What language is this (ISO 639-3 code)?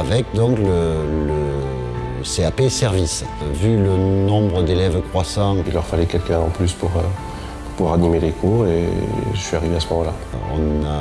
fra